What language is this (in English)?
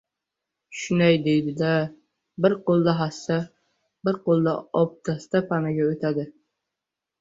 Uzbek